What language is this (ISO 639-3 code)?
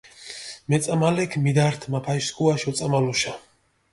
xmf